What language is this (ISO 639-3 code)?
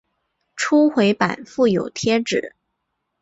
zho